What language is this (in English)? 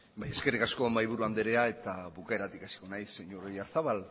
Basque